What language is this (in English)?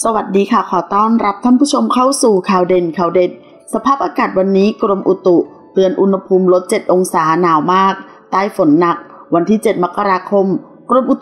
Thai